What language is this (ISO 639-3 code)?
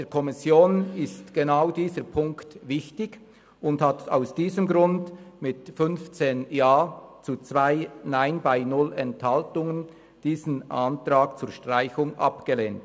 gsw